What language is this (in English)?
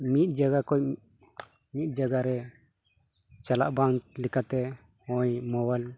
Santali